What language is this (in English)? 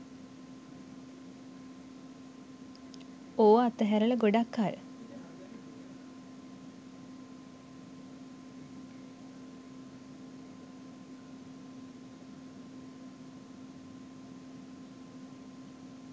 Sinhala